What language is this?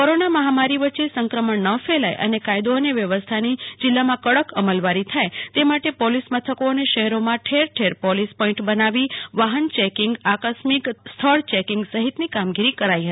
Gujarati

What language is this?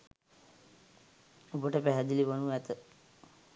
Sinhala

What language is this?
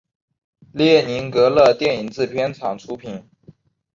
Chinese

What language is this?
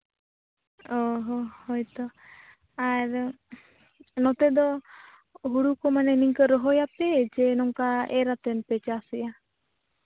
Santali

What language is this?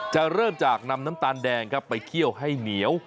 Thai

